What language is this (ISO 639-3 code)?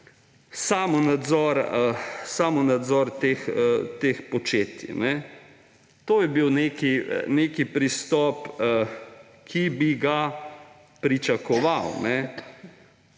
slv